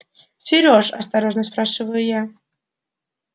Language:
Russian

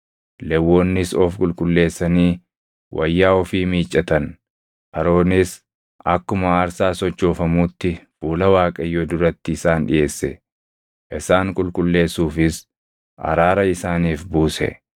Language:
Oromo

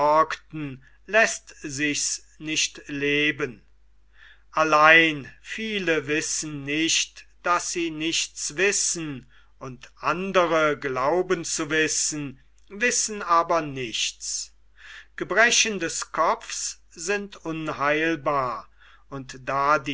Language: German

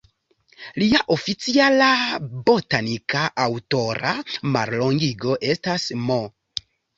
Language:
Esperanto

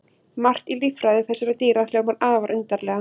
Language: Icelandic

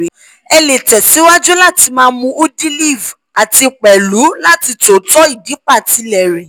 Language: Yoruba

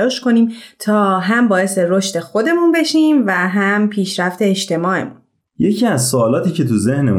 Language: Persian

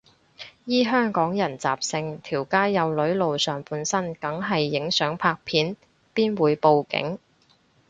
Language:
Cantonese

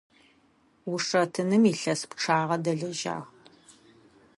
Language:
Adyghe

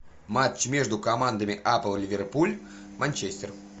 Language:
Russian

